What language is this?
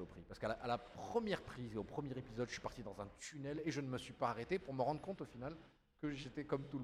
French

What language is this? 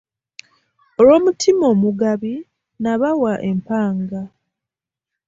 Ganda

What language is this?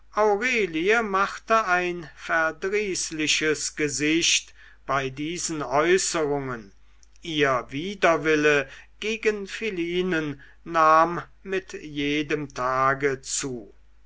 German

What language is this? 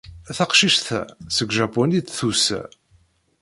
Kabyle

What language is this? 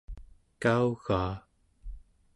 Central Yupik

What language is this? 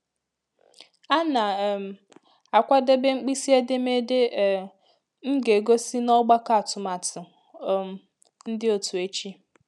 Igbo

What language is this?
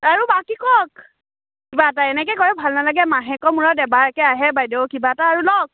Assamese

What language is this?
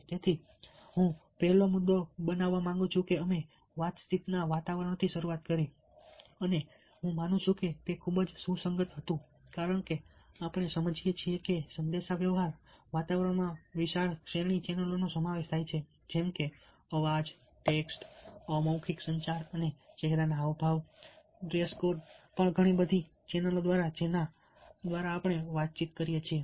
Gujarati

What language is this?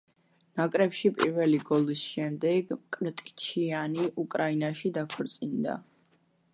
Georgian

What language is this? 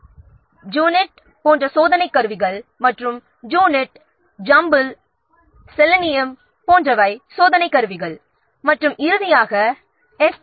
Tamil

